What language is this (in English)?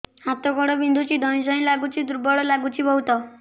Odia